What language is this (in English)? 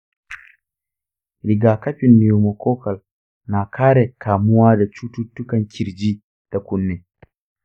Hausa